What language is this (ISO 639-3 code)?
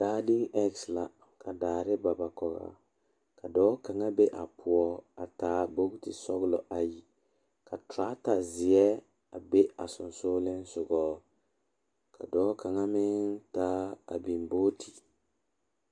dga